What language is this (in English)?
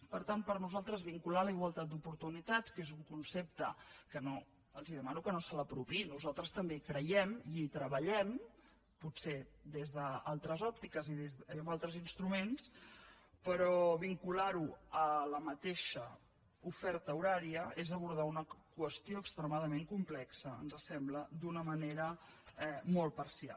Catalan